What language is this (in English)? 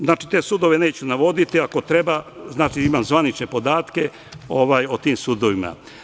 Serbian